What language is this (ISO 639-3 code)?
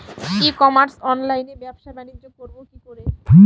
ben